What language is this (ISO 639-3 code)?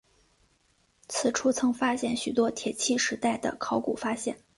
zho